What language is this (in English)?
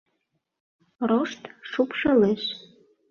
Mari